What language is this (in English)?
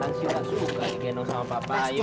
Indonesian